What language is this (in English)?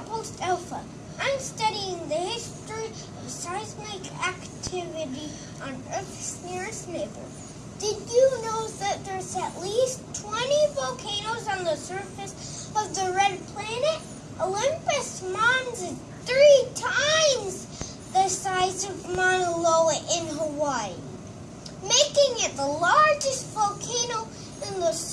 English